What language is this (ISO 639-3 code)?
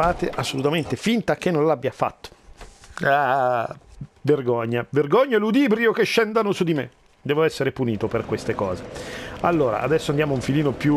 ita